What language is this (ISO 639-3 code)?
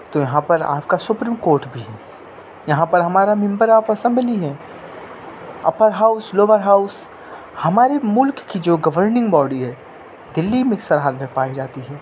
urd